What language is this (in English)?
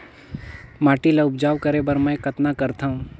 Chhattisgarhi